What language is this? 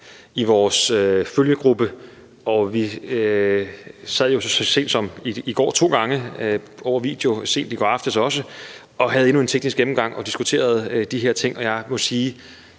Danish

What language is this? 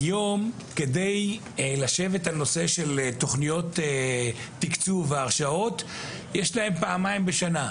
Hebrew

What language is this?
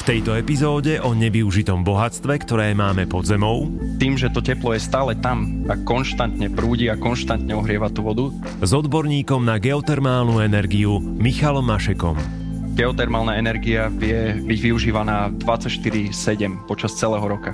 Slovak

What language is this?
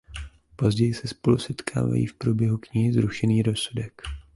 Czech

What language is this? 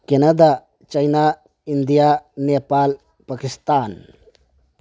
Manipuri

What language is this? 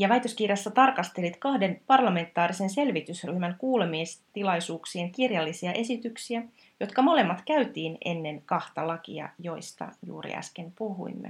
Finnish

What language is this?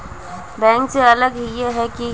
Magahi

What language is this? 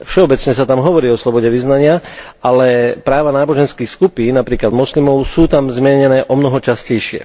Slovak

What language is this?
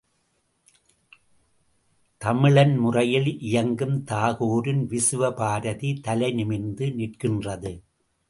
Tamil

